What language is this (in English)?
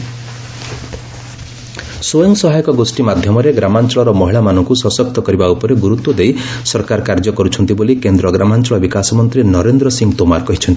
Odia